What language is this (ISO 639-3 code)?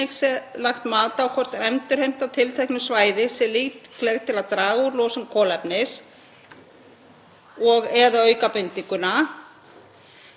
isl